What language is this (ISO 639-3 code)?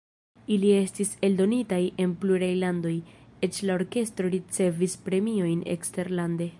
epo